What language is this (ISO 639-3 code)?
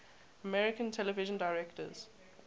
eng